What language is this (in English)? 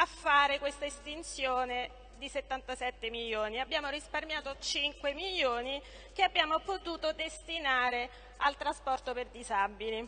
Italian